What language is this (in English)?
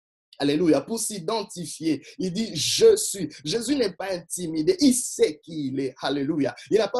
French